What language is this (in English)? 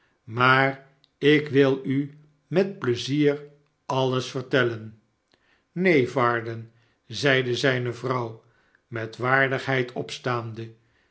Dutch